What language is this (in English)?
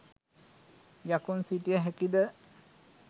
Sinhala